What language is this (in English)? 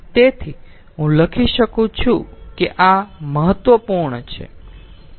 Gujarati